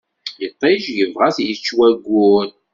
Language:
Kabyle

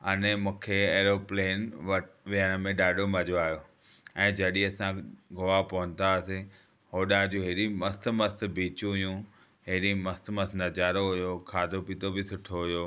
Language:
Sindhi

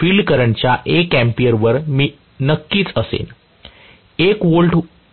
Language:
Marathi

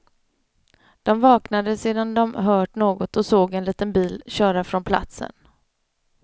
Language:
Swedish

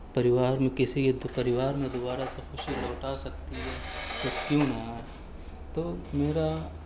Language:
Urdu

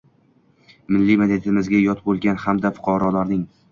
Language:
Uzbek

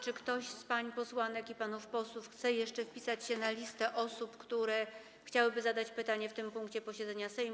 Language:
Polish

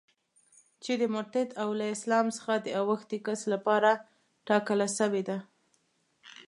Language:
Pashto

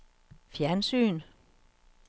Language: Danish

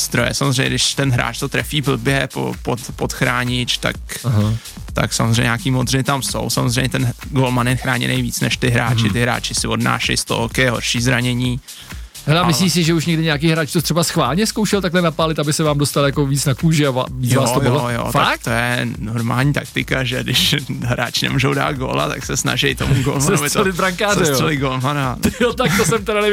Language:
Czech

